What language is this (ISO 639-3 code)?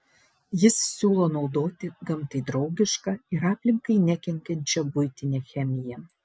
lit